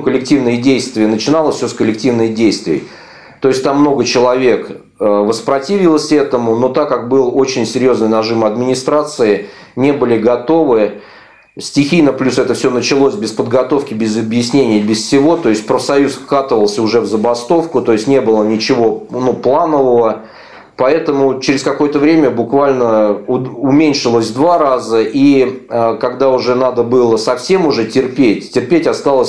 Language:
Russian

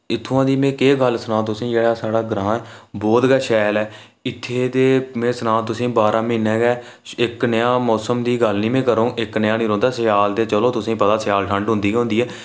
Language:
Dogri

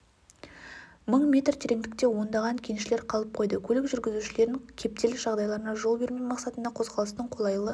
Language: Kazakh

